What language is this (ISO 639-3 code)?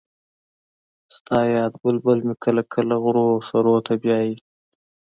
pus